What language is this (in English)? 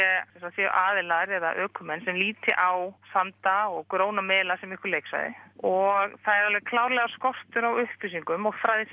Icelandic